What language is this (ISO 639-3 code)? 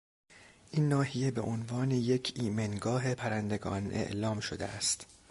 fas